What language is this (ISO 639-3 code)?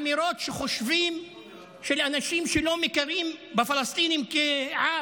heb